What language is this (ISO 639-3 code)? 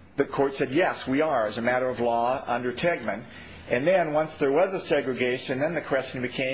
eng